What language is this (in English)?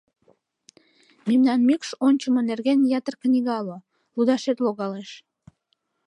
Mari